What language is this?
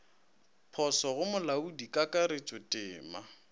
Northern Sotho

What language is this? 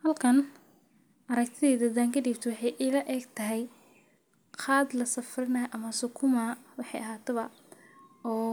Somali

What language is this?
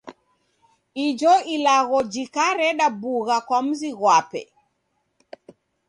Taita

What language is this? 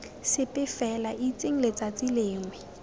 Tswana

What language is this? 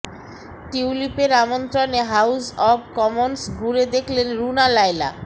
Bangla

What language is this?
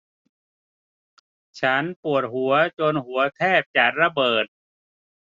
Thai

